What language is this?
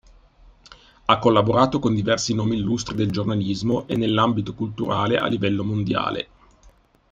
Italian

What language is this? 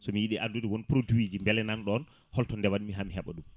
Fula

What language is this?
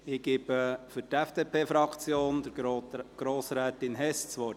Swiss German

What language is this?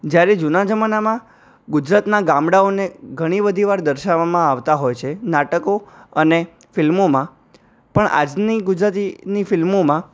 Gujarati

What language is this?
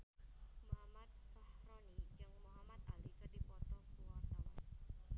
Sundanese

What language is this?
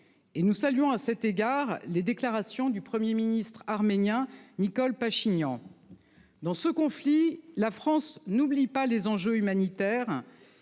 French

